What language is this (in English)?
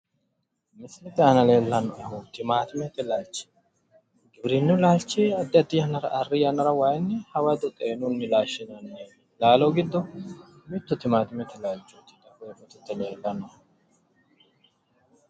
Sidamo